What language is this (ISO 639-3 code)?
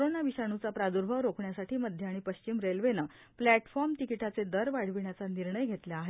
mar